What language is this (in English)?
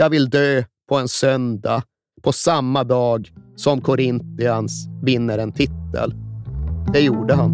Swedish